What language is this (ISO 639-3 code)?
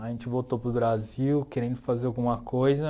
por